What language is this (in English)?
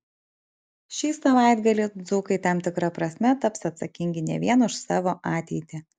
Lithuanian